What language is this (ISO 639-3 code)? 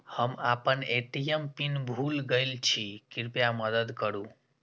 mai